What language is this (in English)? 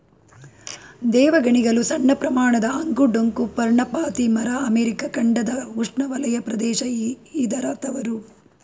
Kannada